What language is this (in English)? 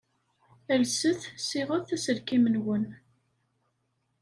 Kabyle